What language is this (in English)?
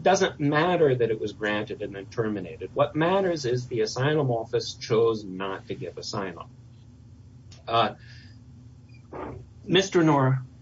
English